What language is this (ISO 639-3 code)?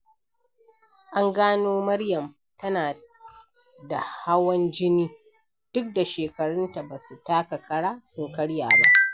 hau